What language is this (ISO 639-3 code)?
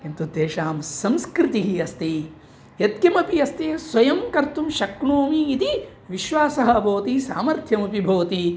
san